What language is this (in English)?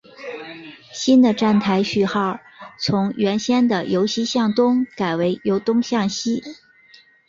Chinese